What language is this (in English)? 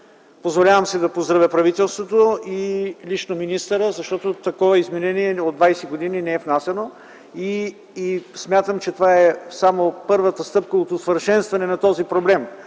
Bulgarian